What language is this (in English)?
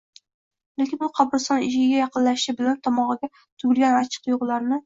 Uzbek